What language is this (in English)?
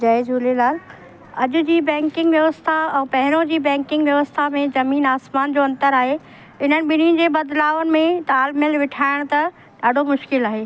Sindhi